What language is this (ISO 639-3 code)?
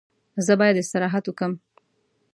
pus